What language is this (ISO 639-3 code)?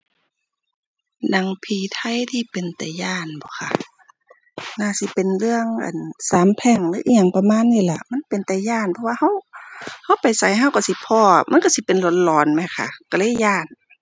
tha